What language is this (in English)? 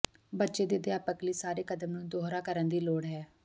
Punjabi